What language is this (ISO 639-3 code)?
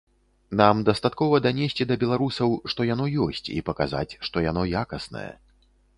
bel